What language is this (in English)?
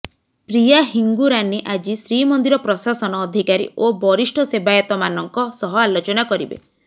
Odia